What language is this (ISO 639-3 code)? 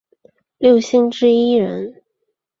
zho